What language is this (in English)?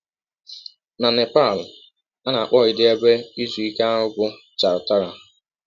Igbo